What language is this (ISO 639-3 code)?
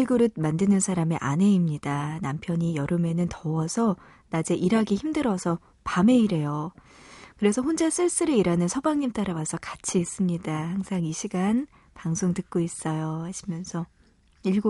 kor